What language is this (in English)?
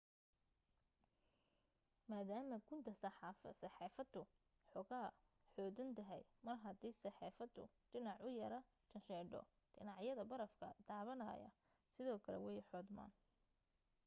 Somali